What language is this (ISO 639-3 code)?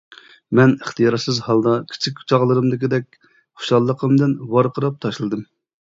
uig